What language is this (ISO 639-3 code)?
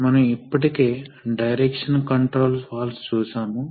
tel